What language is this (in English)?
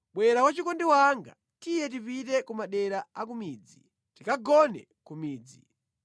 Nyanja